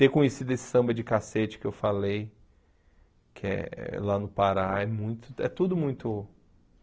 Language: Portuguese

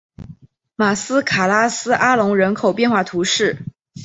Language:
Chinese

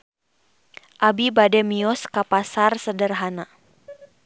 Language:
Sundanese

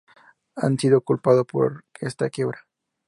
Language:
Spanish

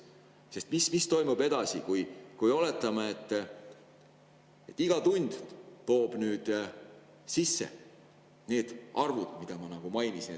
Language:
Estonian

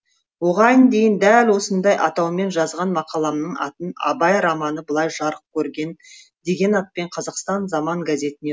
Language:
Kazakh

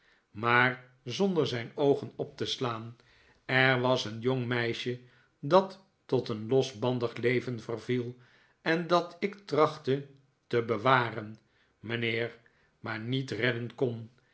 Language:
Dutch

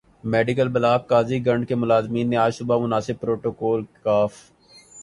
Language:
Urdu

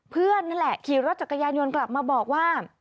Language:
Thai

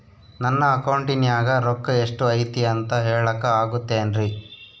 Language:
Kannada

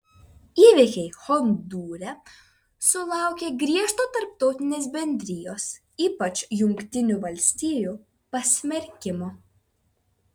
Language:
Lithuanian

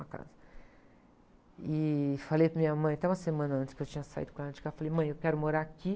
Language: Portuguese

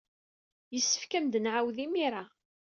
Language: Kabyle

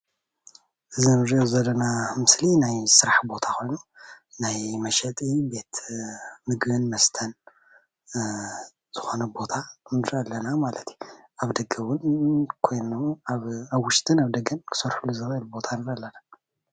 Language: Tigrinya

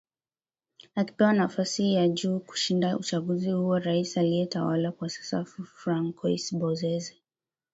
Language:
Swahili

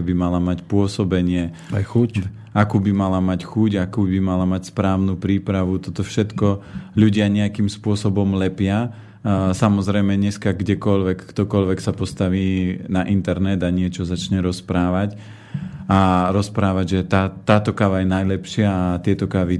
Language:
Slovak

